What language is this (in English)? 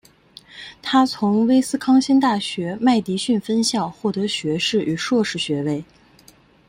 Chinese